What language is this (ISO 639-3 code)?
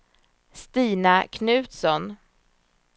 swe